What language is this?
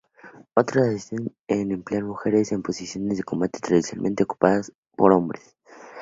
Spanish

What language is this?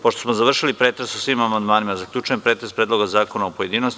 Serbian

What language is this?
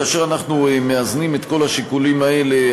Hebrew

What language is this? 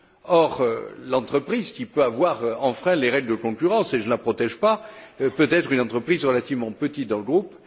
French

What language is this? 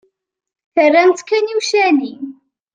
Kabyle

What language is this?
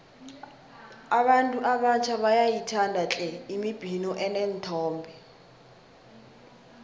South Ndebele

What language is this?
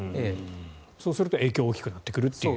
Japanese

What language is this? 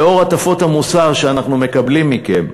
Hebrew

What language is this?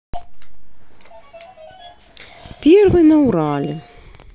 Russian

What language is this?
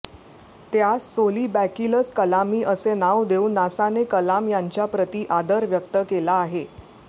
Marathi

